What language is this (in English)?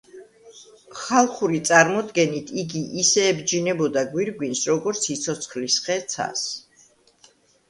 Georgian